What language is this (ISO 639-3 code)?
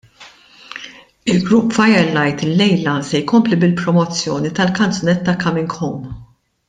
mlt